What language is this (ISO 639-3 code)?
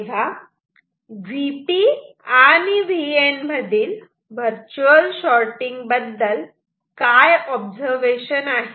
mar